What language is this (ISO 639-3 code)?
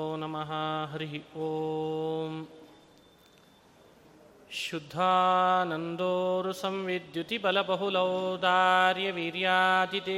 kan